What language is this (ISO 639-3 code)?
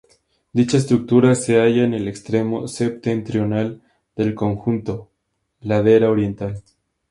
spa